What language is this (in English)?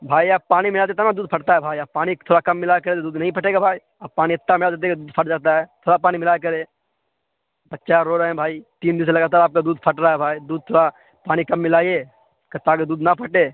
Urdu